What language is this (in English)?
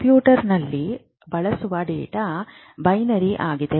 Kannada